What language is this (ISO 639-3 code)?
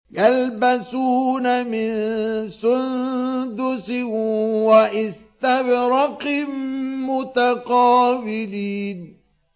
ara